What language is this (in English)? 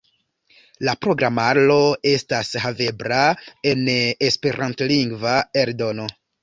Esperanto